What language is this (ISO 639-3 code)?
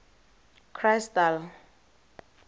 tsn